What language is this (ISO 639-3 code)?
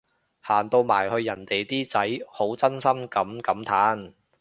yue